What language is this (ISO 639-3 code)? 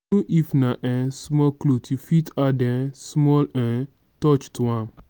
pcm